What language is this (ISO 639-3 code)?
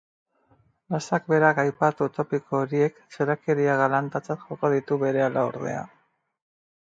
eus